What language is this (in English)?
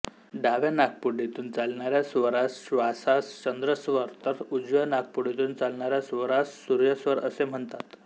Marathi